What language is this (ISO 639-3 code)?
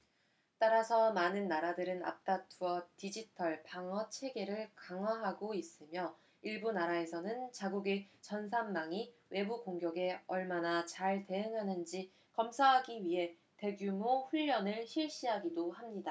kor